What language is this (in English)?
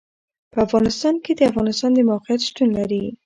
Pashto